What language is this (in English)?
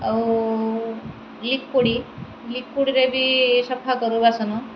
Odia